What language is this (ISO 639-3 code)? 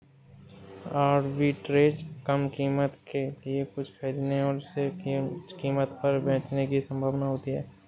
hin